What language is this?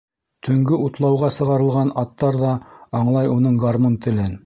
Bashkir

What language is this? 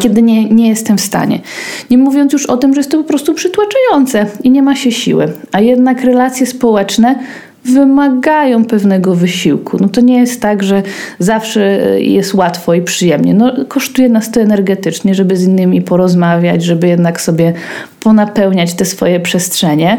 Polish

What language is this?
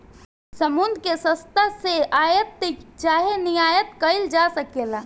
Bhojpuri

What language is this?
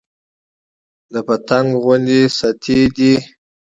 Pashto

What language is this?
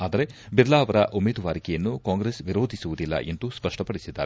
Kannada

